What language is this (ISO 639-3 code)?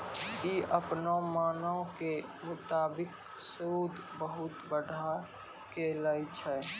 mai